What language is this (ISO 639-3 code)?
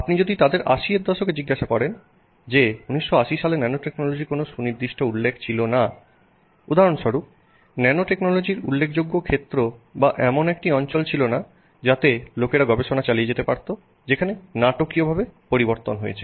ben